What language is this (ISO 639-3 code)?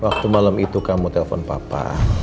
ind